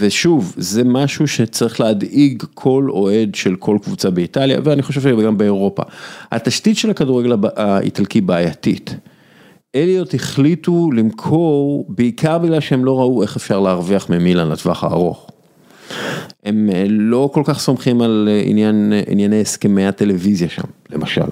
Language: Hebrew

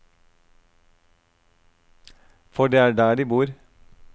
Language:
Norwegian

